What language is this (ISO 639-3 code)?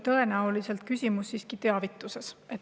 est